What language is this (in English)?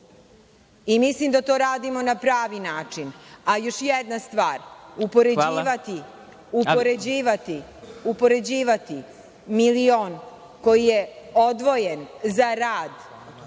Serbian